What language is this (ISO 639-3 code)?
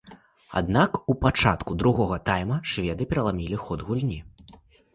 bel